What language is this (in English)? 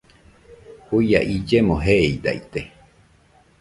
Nüpode Huitoto